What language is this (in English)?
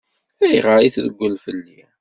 Kabyle